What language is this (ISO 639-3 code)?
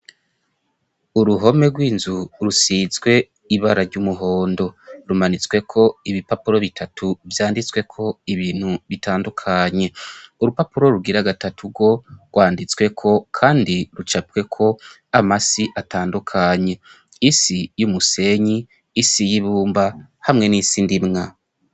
run